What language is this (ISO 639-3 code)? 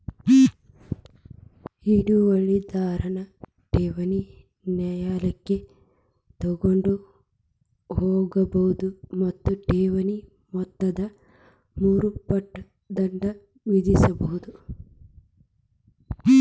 kan